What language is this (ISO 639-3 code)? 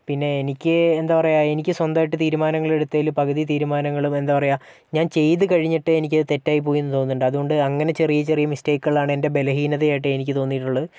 mal